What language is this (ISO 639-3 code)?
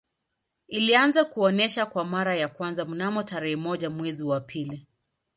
swa